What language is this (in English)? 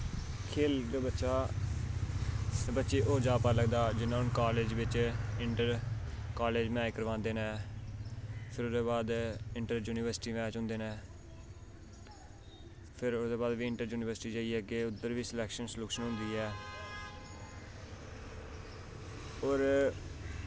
Dogri